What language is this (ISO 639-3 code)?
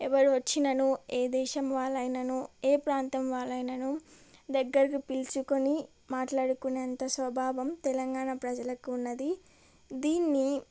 tel